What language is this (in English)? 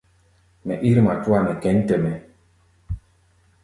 Gbaya